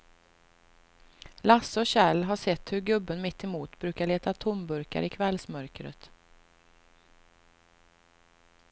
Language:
Swedish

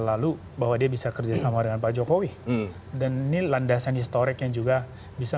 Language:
Indonesian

